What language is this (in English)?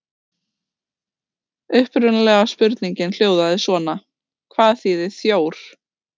Icelandic